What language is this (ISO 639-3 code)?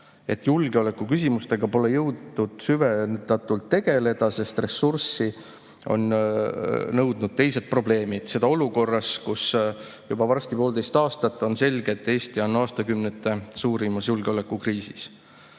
est